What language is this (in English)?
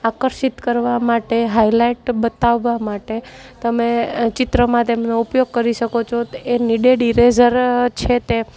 Gujarati